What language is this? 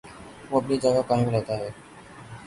Urdu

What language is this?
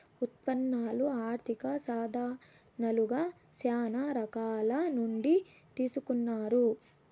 Telugu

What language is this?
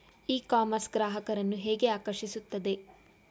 Kannada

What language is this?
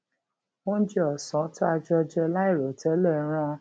Yoruba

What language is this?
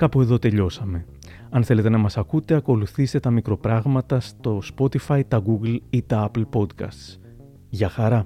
Greek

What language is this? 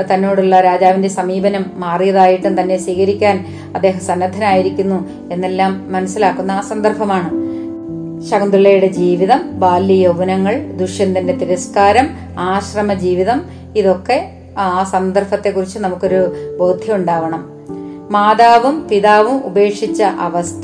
Malayalam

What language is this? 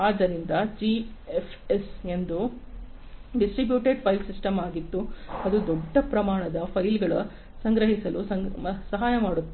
Kannada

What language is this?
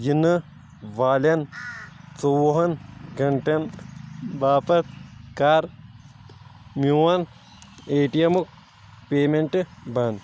Kashmiri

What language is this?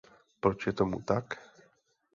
Czech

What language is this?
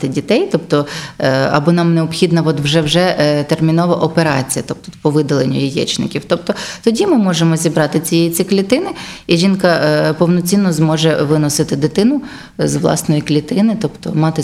Ukrainian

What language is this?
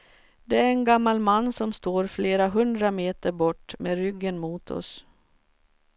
Swedish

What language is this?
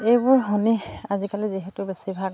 Assamese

